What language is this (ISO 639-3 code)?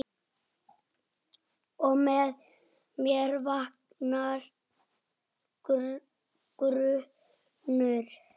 isl